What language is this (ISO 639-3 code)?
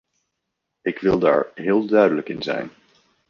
nld